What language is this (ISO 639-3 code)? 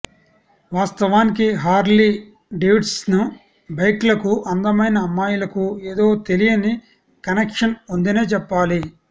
tel